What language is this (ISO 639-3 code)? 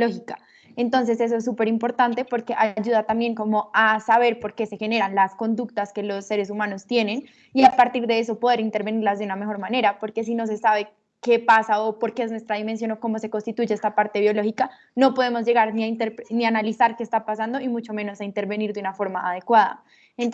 spa